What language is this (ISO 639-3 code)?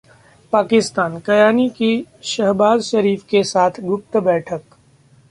hin